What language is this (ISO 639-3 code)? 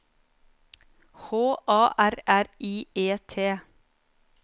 nor